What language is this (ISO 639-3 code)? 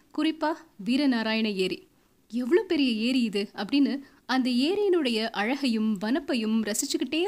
tam